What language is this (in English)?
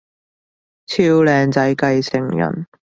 Cantonese